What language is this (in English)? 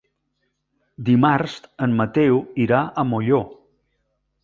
Catalan